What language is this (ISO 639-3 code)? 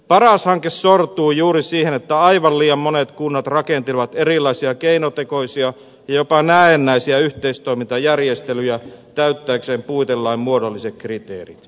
fin